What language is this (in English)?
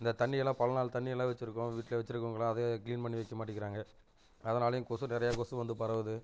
Tamil